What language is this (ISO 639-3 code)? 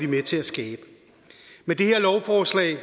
dan